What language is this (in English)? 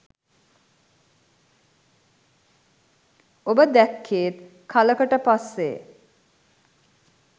Sinhala